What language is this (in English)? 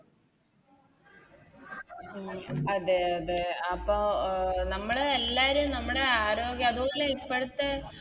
Malayalam